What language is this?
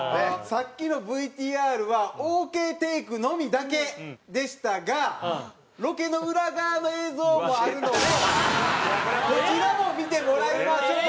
Japanese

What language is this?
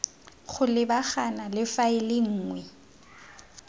Tswana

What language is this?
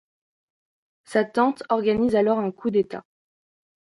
French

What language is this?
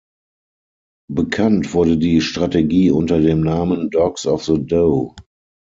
German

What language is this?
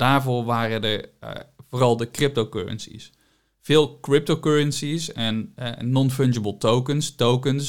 Dutch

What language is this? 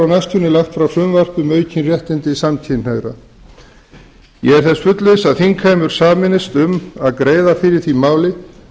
Icelandic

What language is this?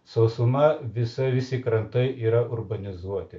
Lithuanian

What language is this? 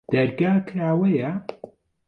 Central Kurdish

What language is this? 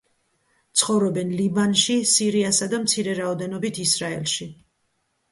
Georgian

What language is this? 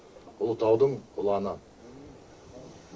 Kazakh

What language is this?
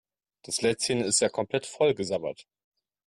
German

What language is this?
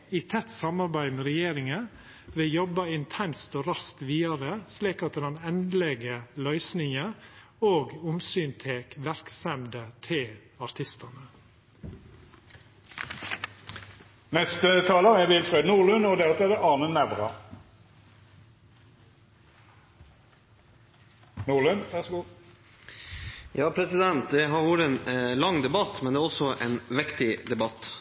Norwegian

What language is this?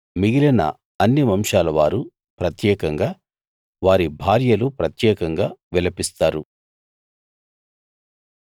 Telugu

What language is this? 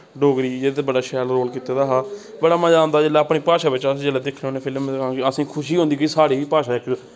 Dogri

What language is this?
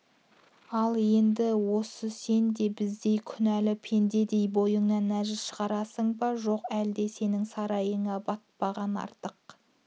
Kazakh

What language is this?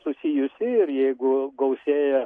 Lithuanian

